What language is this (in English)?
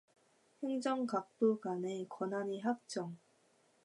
Korean